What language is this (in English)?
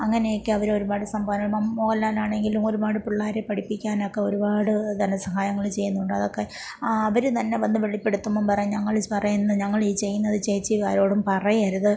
Malayalam